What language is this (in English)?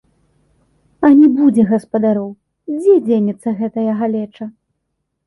Belarusian